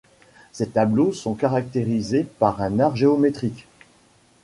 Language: French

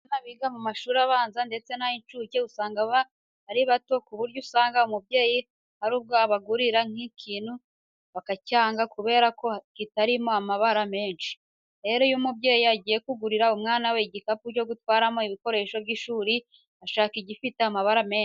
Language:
Kinyarwanda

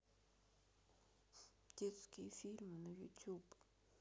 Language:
Russian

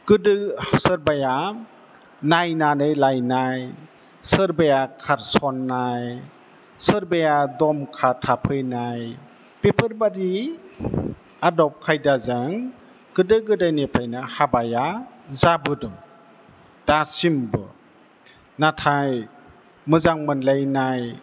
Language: Bodo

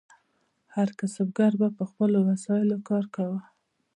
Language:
Pashto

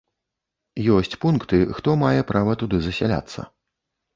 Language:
Belarusian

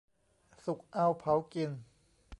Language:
Thai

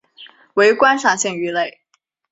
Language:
Chinese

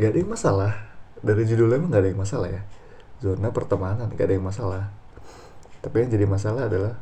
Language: Indonesian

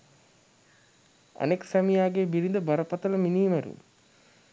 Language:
Sinhala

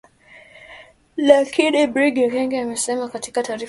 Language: Swahili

